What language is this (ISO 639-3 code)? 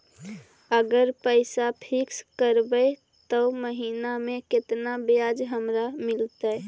mag